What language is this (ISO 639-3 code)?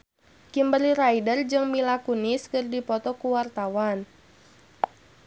sun